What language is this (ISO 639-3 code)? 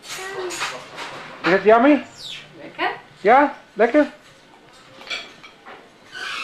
nld